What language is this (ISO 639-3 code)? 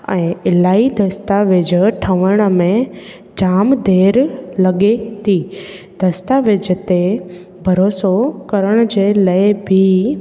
snd